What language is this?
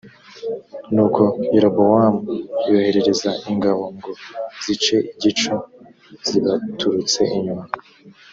Kinyarwanda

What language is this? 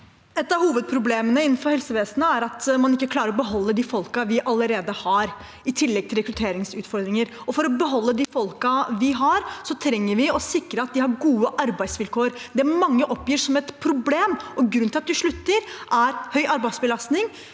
Norwegian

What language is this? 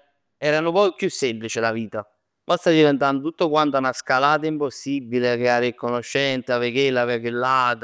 Neapolitan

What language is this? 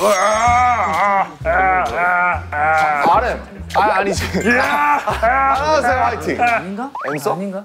Korean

